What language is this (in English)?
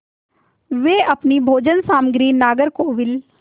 Hindi